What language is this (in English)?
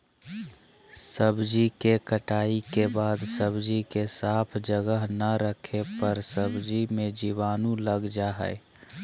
Magahi